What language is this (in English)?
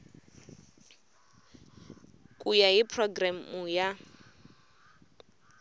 Tsonga